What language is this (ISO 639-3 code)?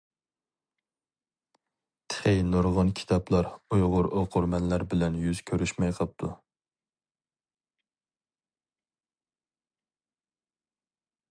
uig